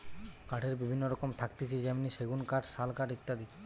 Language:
Bangla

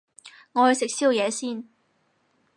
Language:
Cantonese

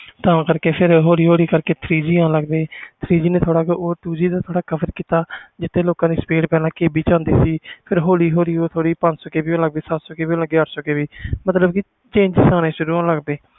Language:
Punjabi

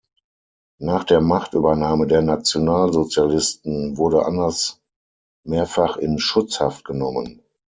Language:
German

